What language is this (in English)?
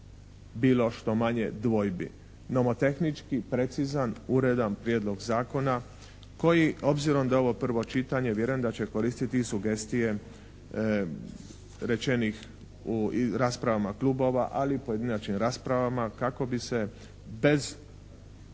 Croatian